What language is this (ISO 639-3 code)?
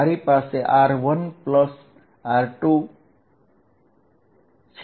guj